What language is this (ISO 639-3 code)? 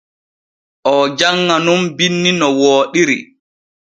fue